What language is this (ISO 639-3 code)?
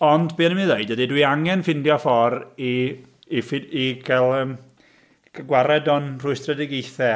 cym